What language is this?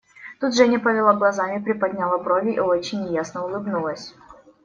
Russian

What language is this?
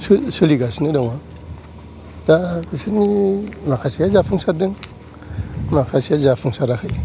Bodo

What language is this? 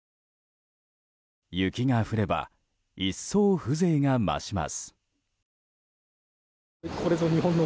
Japanese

